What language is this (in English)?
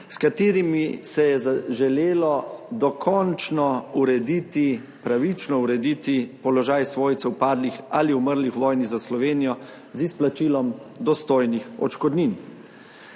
Slovenian